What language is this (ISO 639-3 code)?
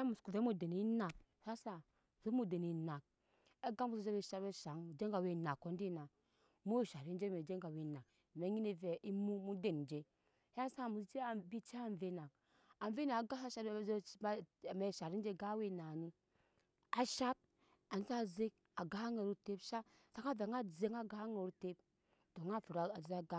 yes